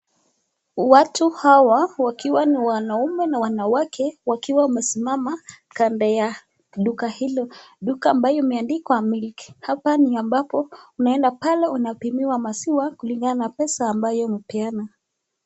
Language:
Swahili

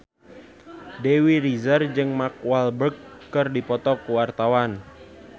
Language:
Sundanese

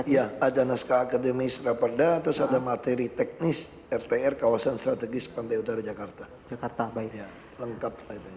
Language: Indonesian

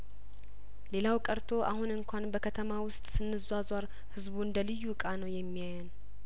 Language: Amharic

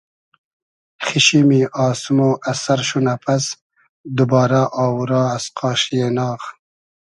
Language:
Hazaragi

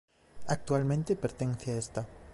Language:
Galician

